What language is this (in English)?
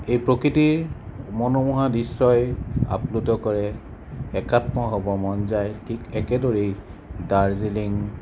Assamese